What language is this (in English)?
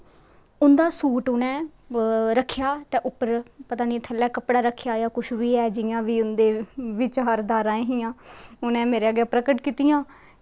Dogri